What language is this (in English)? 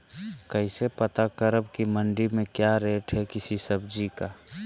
Magahi